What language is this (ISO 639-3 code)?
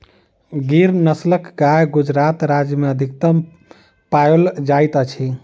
mai